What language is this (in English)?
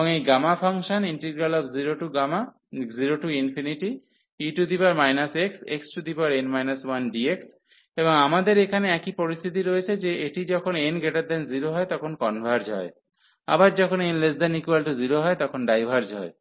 Bangla